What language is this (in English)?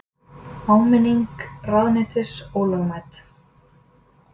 Icelandic